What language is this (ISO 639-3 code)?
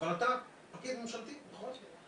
heb